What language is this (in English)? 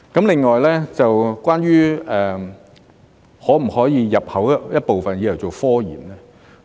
Cantonese